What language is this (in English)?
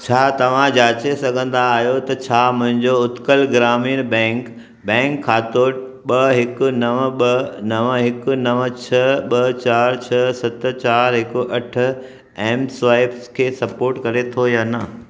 Sindhi